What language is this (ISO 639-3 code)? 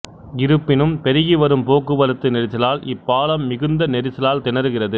tam